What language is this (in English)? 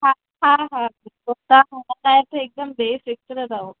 Sindhi